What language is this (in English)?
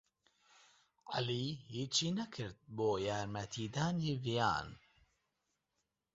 Central Kurdish